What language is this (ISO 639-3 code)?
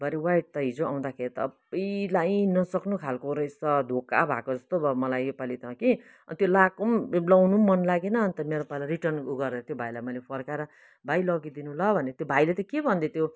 nep